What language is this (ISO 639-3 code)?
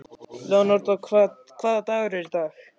isl